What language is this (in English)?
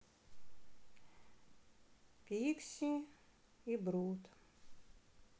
Russian